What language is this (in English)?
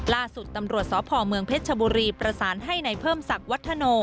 Thai